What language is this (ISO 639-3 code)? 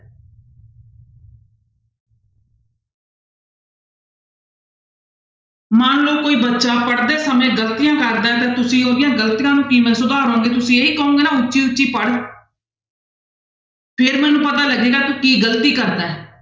pan